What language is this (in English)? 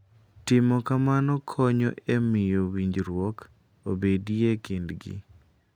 Luo (Kenya and Tanzania)